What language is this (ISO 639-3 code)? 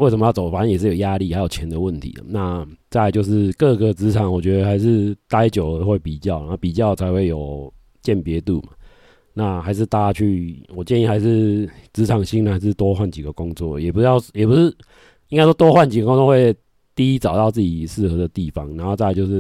zho